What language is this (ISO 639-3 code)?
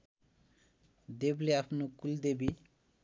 nep